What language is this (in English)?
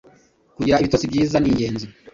Kinyarwanda